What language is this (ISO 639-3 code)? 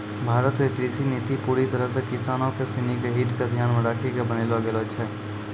mai